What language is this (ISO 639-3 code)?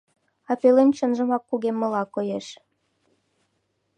chm